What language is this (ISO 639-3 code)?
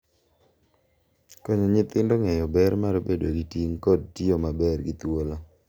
luo